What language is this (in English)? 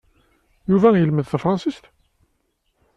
Kabyle